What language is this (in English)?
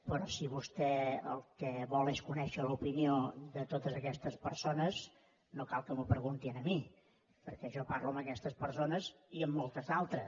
Catalan